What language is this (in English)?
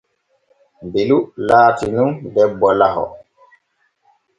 Borgu Fulfulde